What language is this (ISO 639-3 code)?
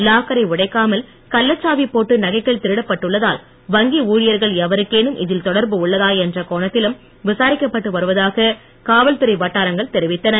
tam